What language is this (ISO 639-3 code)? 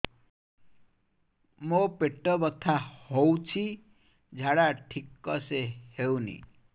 ori